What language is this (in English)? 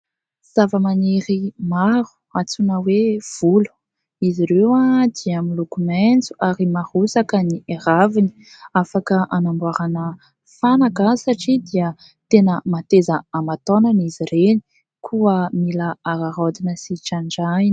Malagasy